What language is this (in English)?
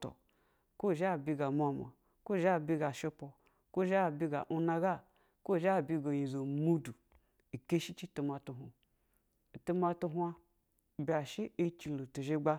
Basa (Nigeria)